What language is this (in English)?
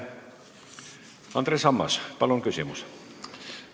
Estonian